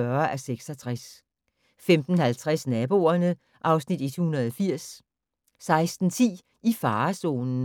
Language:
Danish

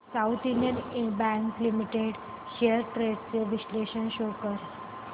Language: Marathi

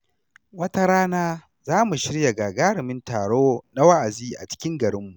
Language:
Hausa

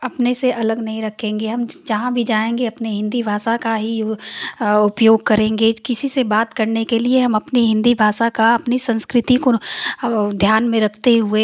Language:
Hindi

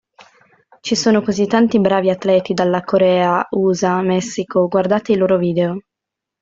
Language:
Italian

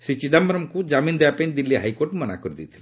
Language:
Odia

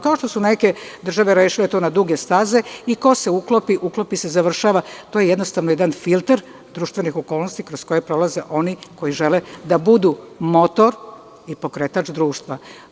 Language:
Serbian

